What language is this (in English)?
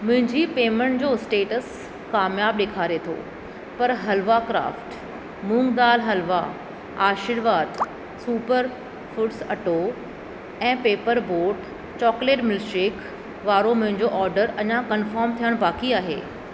Sindhi